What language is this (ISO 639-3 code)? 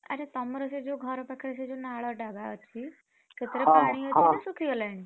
ori